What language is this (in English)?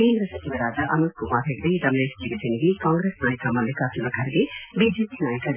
Kannada